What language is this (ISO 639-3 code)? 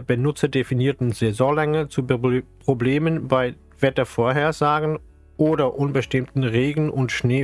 deu